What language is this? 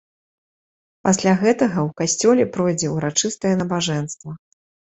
Belarusian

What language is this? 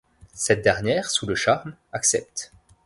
French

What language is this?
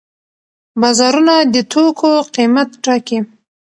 Pashto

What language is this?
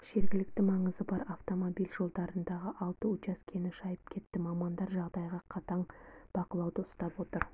Kazakh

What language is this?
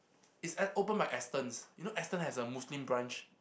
English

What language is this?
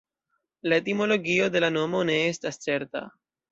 Esperanto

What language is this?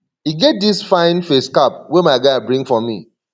Nigerian Pidgin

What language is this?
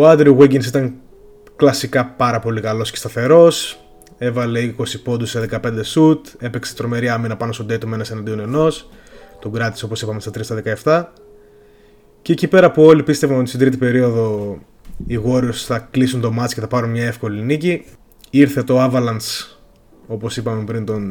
Greek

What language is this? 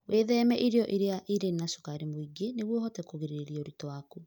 Kikuyu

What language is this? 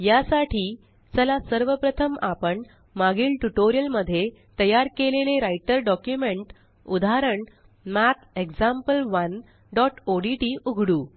Marathi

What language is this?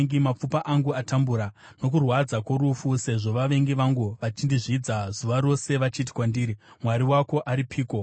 Shona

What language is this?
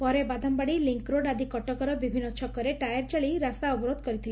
Odia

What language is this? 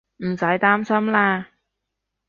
Cantonese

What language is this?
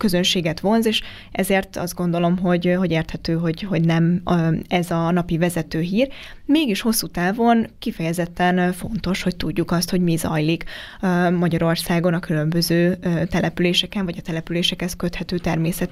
Hungarian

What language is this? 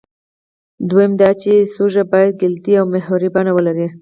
Pashto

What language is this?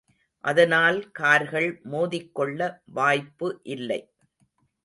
Tamil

